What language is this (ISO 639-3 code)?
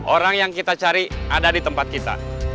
ind